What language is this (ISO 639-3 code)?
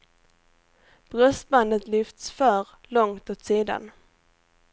swe